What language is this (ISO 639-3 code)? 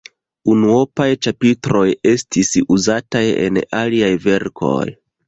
epo